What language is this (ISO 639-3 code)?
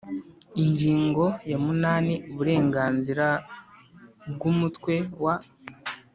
kin